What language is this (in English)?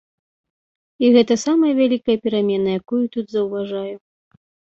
Belarusian